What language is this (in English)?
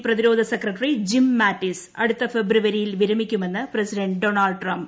Malayalam